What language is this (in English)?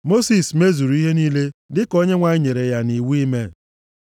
Igbo